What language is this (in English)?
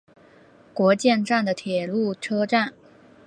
Chinese